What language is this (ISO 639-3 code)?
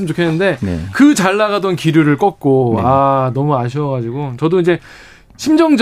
kor